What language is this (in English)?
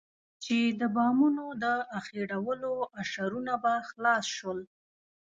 Pashto